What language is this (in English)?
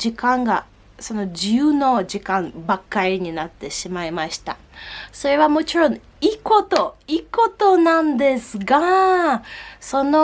Japanese